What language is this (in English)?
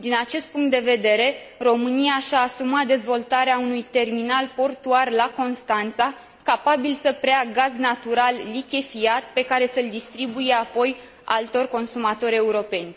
Romanian